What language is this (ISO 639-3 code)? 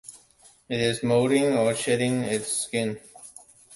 eng